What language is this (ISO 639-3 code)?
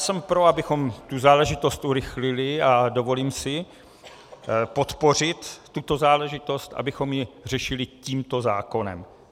ces